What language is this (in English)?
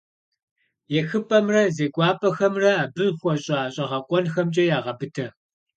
Kabardian